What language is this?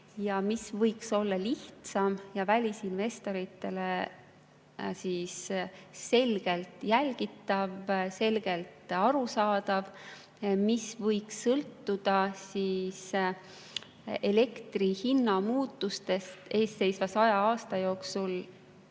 Estonian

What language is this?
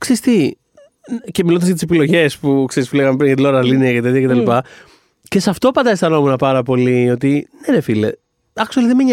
Greek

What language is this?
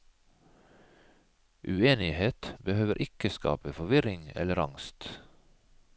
Norwegian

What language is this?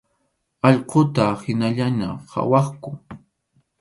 Arequipa-La Unión Quechua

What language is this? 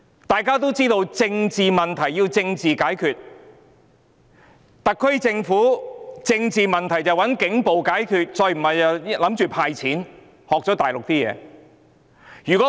Cantonese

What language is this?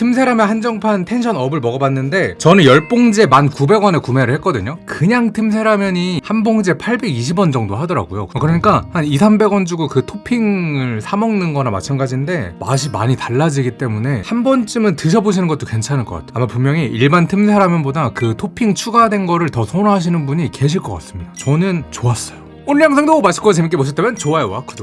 Korean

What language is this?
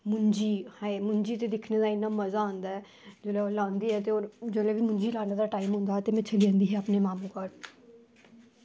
Dogri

